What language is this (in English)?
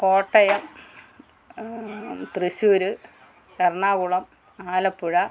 Malayalam